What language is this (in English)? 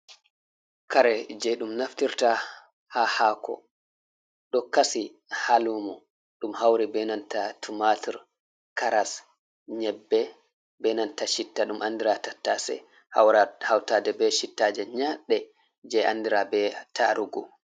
Fula